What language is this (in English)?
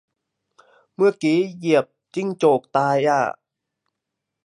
Thai